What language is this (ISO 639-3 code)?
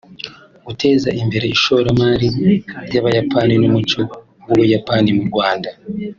kin